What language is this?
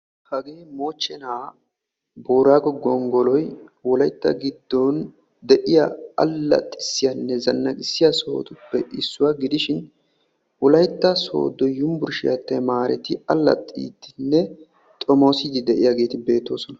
Wolaytta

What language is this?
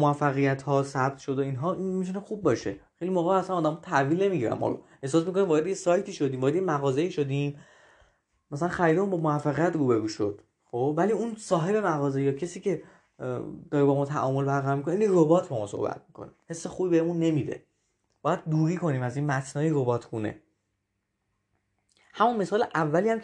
Persian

